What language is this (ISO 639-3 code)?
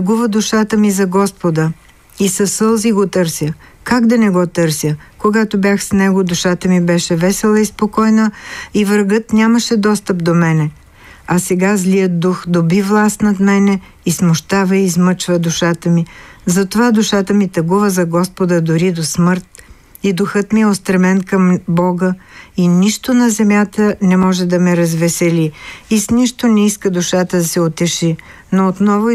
bul